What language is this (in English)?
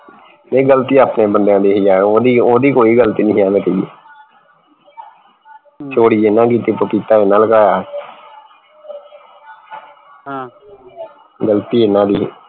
Punjabi